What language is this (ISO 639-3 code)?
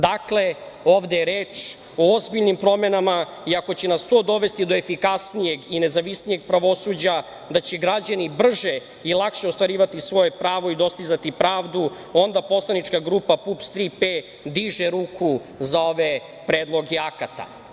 srp